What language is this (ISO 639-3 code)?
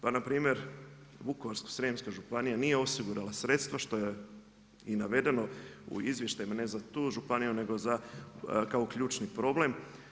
hrv